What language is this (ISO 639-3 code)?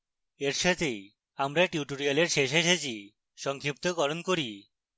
ben